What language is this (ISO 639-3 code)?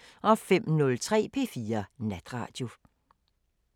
dan